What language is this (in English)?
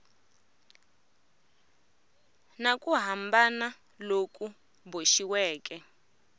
Tsonga